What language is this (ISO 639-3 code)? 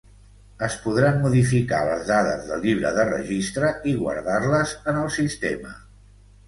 cat